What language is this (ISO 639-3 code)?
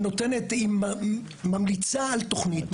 heb